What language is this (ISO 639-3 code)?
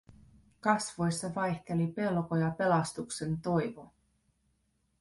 fin